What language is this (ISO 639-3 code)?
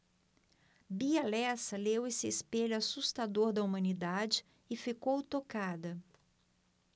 por